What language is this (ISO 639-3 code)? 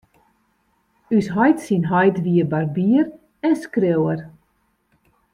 fry